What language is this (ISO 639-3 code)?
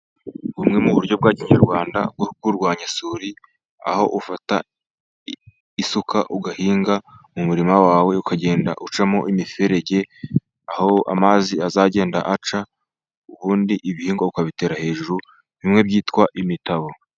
kin